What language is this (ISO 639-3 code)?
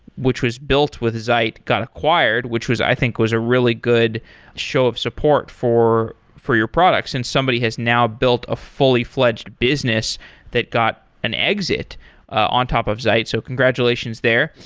eng